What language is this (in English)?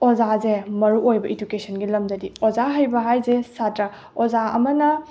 Manipuri